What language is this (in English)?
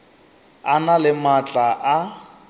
Northern Sotho